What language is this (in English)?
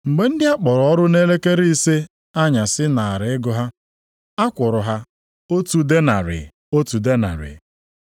Igbo